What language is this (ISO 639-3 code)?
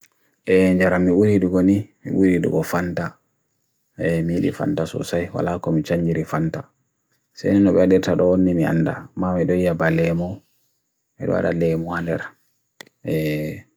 fui